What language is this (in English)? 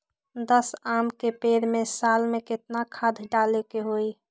Magahi